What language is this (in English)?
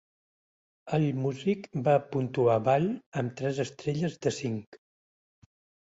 Catalan